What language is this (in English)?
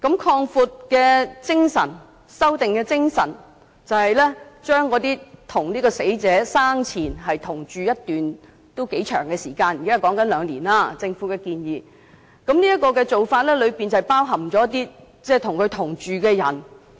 Cantonese